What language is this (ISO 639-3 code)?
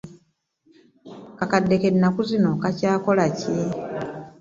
lug